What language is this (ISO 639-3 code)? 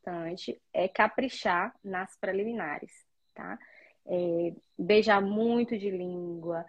por